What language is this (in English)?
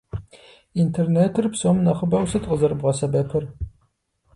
Kabardian